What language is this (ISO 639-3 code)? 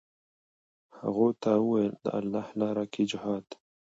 pus